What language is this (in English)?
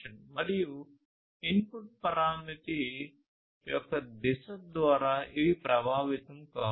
Telugu